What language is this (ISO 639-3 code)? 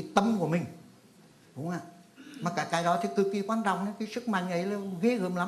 vie